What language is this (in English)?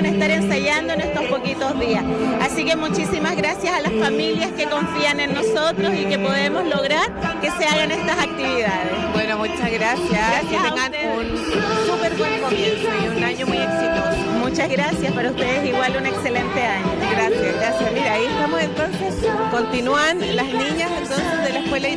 Spanish